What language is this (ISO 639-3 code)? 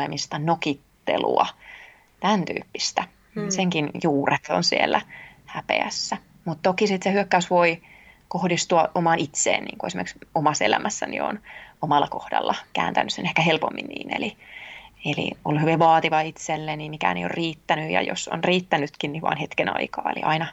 fin